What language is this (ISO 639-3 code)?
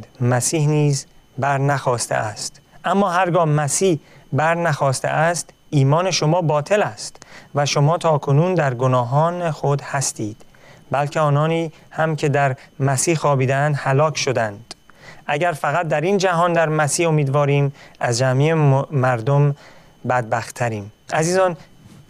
fas